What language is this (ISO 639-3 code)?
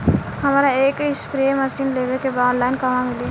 bho